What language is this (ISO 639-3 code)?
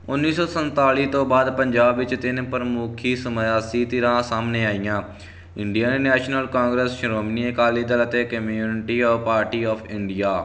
pan